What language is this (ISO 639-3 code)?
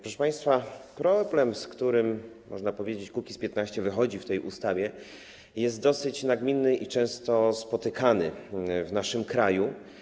pol